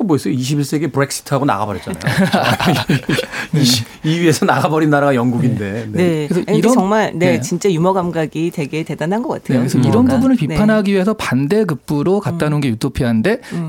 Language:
Korean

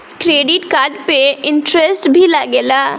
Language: Bhojpuri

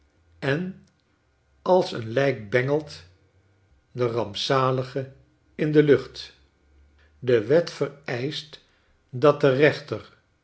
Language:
Dutch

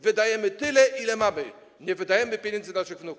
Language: Polish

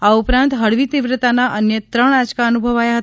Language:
Gujarati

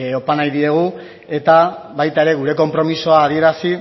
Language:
Basque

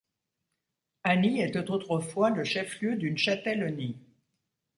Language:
French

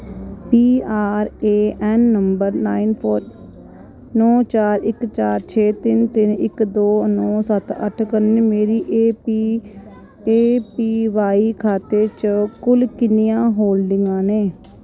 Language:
Dogri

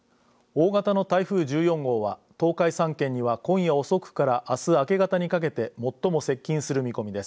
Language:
Japanese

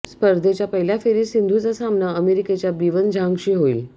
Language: Marathi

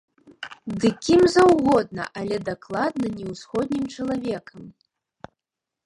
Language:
Belarusian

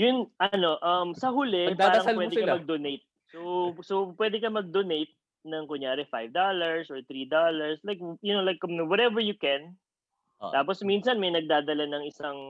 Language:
Filipino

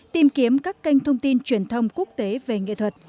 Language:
Vietnamese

